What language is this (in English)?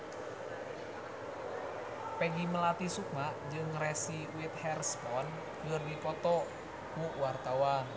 Sundanese